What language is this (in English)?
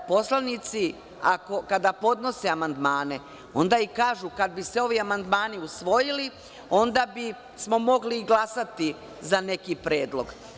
Serbian